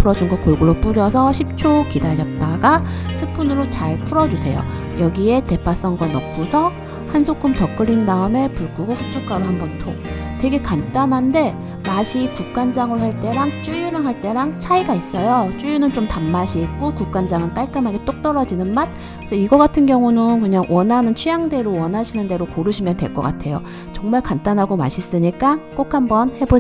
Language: Korean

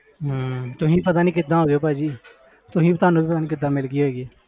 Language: Punjabi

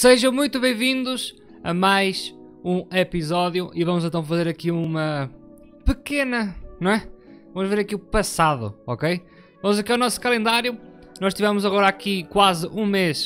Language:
Portuguese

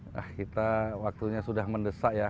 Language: Indonesian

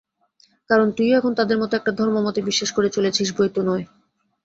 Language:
Bangla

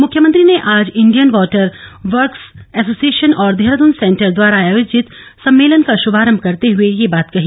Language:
Hindi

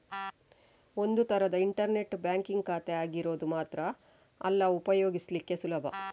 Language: Kannada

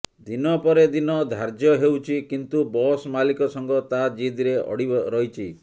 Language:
Odia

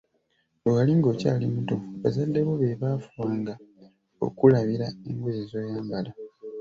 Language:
Ganda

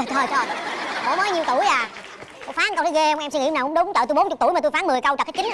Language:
Vietnamese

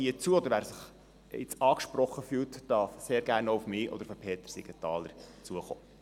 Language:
Swiss German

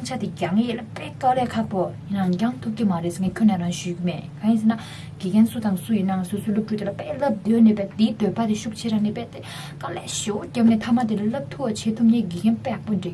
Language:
Tibetan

